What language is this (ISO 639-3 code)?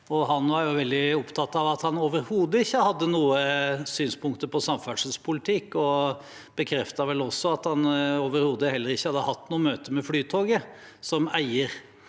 nor